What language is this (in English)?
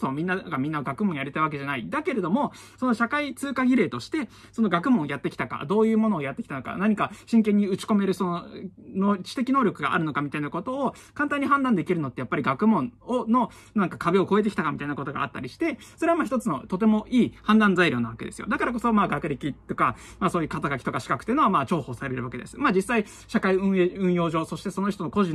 Japanese